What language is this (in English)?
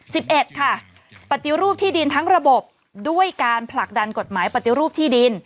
Thai